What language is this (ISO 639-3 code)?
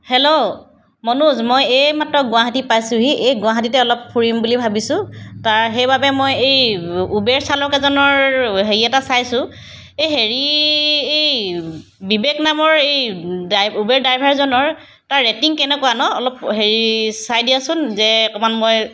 asm